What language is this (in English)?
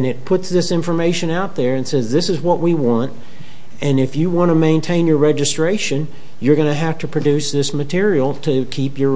English